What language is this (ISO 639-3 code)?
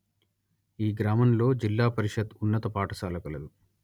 tel